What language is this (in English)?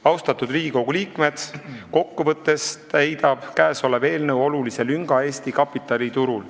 Estonian